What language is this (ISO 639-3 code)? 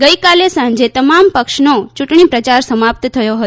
guj